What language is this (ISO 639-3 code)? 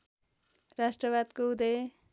nep